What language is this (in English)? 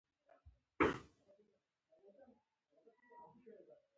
Pashto